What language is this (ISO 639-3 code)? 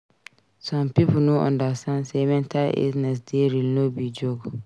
pcm